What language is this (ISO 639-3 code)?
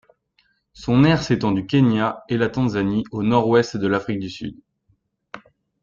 fra